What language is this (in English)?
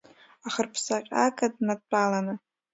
Abkhazian